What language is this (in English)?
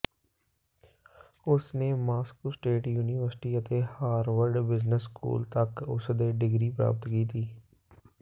Punjabi